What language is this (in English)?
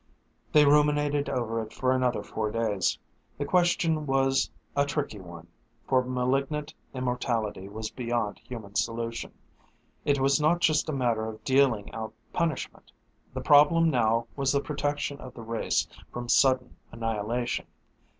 English